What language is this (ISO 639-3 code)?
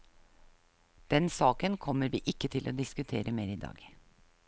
nor